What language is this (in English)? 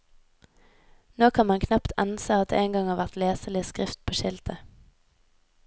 Norwegian